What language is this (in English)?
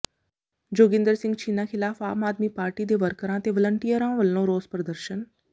Punjabi